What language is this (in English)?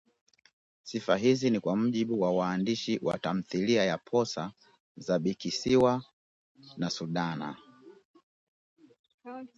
Swahili